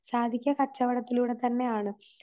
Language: Malayalam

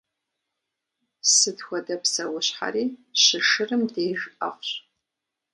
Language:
Kabardian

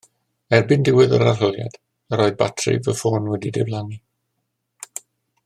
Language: Welsh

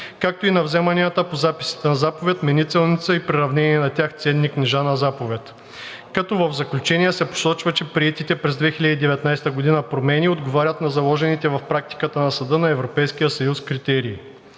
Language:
Bulgarian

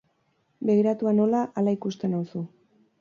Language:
Basque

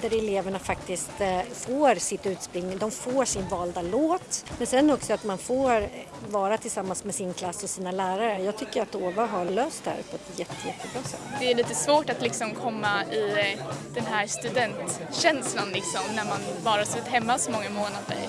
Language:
Swedish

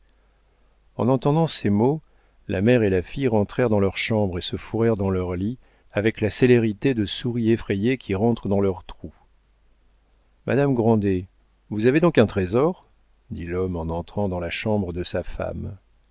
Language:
French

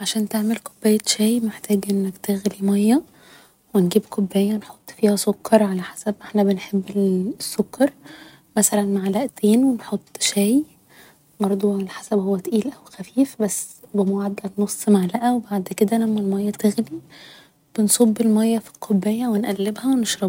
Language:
Egyptian Arabic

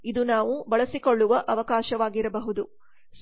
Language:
Kannada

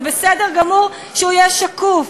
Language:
Hebrew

